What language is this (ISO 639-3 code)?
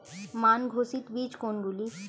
ben